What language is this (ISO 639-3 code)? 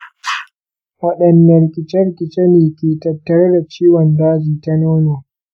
hau